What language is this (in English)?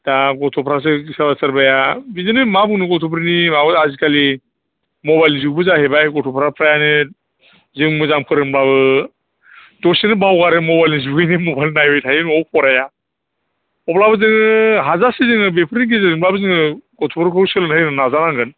Bodo